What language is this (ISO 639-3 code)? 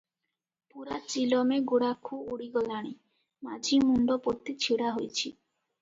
ori